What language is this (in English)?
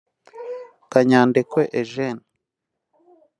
Kinyarwanda